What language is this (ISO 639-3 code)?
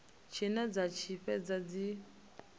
ven